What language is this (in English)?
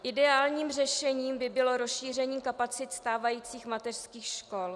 Czech